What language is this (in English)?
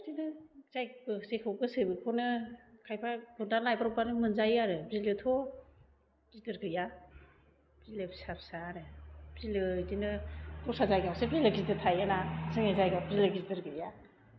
Bodo